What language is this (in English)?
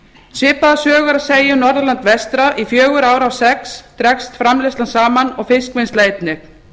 Icelandic